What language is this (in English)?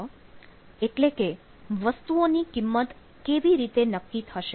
Gujarati